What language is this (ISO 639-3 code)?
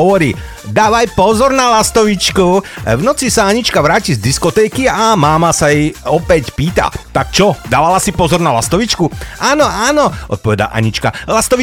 slk